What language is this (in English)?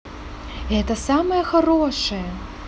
Russian